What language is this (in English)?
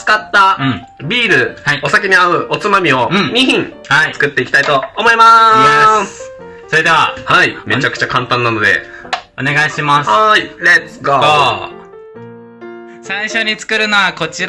Japanese